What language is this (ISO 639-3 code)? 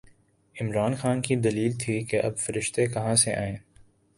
urd